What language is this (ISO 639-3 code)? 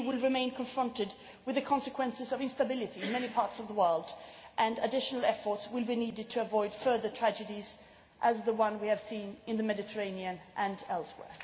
eng